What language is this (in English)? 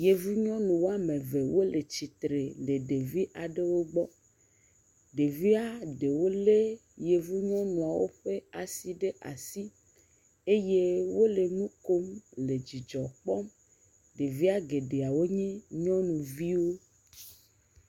Ewe